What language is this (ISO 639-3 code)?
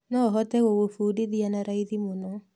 kik